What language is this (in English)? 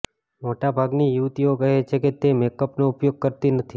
Gujarati